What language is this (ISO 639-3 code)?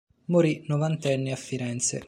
ita